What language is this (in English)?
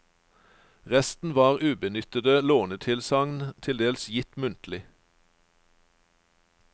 Norwegian